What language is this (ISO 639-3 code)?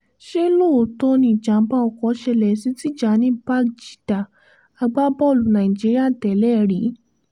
yor